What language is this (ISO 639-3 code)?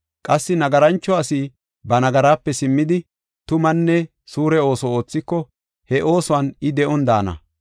gof